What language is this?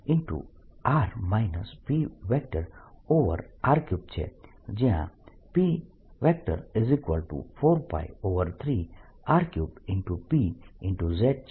Gujarati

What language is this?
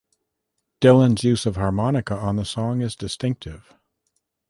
English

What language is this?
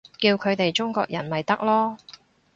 Cantonese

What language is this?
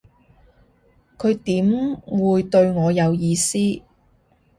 Cantonese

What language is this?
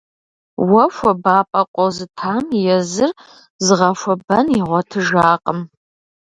Kabardian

